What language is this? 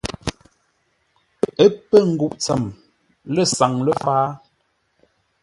Ngombale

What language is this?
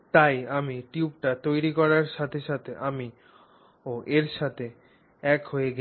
Bangla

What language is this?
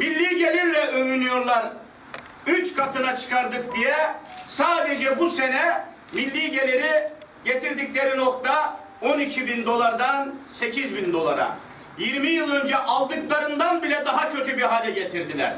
Turkish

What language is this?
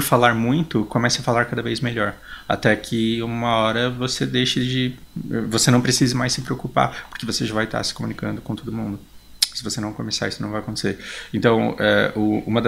Portuguese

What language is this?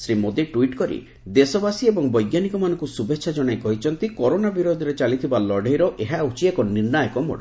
Odia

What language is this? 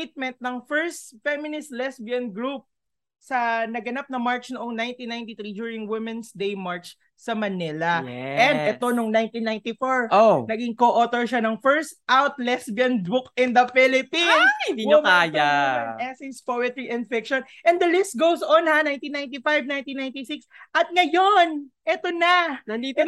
Filipino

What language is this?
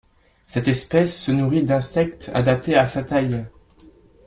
French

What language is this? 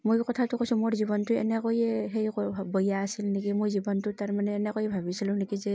Assamese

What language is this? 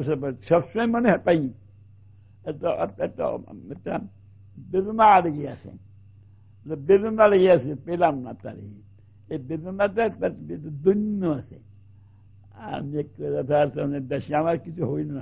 Turkish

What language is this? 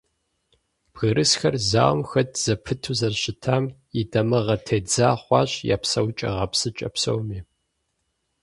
Kabardian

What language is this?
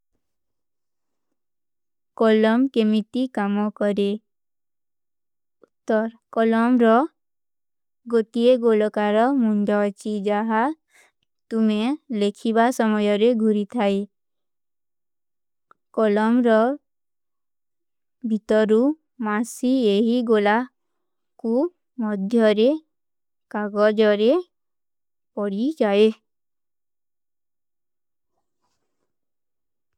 Kui (India)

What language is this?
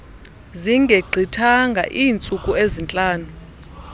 Xhosa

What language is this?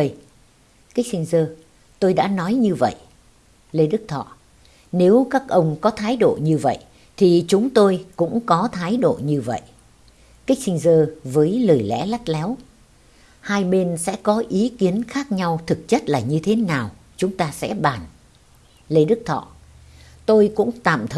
Vietnamese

